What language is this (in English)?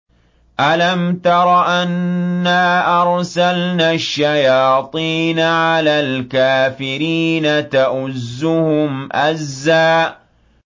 Arabic